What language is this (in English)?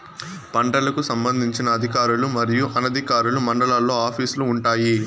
Telugu